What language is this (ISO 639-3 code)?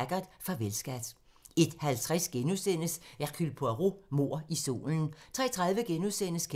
dan